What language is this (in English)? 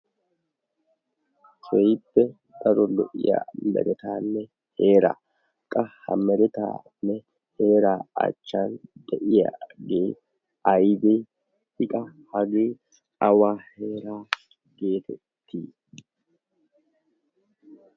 Wolaytta